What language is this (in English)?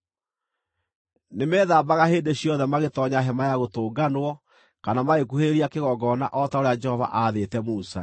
Kikuyu